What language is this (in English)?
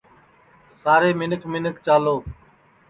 Sansi